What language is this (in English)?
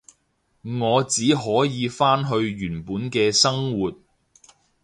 Cantonese